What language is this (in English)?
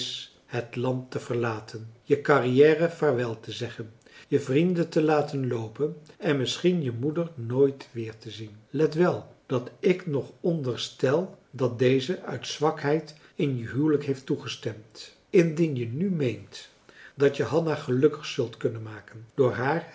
Dutch